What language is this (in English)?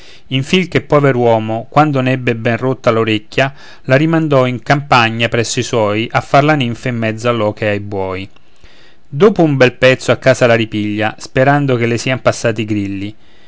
Italian